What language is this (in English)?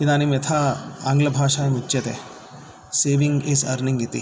Sanskrit